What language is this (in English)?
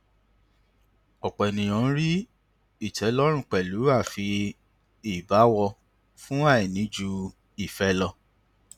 Yoruba